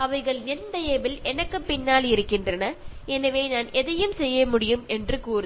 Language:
Tamil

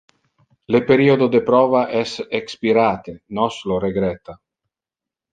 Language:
Interlingua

